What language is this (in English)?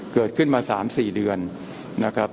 Thai